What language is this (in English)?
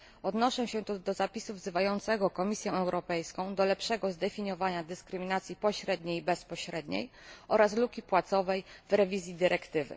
Polish